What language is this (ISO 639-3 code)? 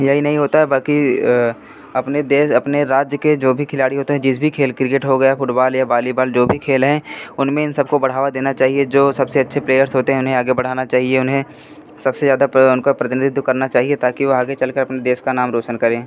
hin